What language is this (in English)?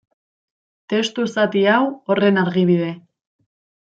Basque